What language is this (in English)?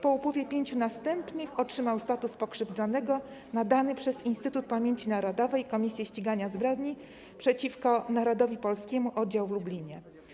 Polish